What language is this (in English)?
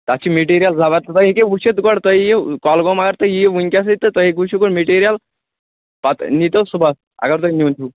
Kashmiri